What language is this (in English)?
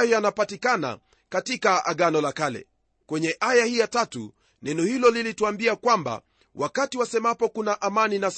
Swahili